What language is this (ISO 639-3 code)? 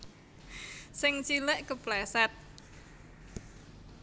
jav